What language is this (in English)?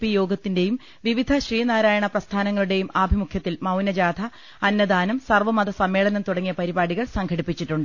Malayalam